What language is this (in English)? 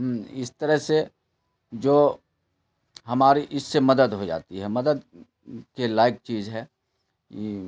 Urdu